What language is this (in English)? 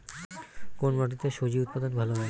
Bangla